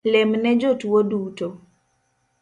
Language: Luo (Kenya and Tanzania)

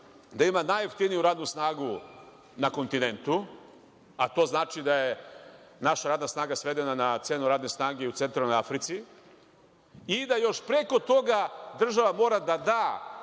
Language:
Serbian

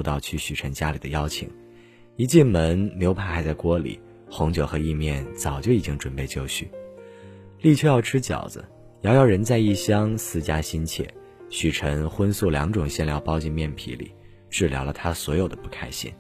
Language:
Chinese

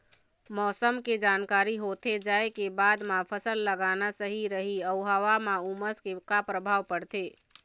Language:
Chhattisgarhi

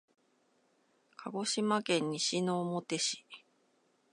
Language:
Japanese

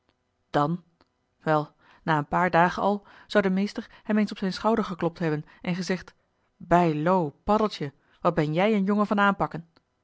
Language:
Dutch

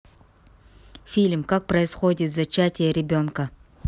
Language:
Russian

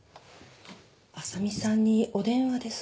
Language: Japanese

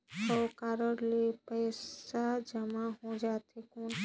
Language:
Chhattisgarhi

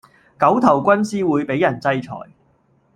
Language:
Cantonese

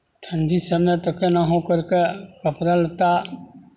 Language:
Maithili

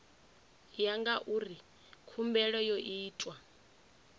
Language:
Venda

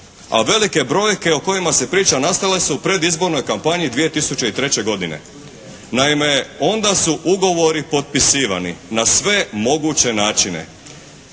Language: Croatian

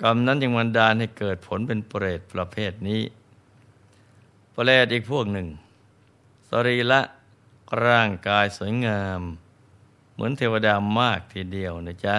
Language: Thai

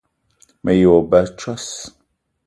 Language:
Eton (Cameroon)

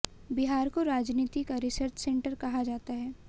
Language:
Hindi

